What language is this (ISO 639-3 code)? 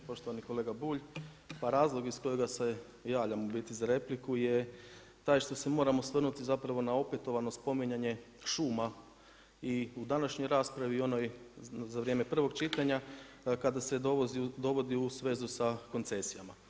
hrv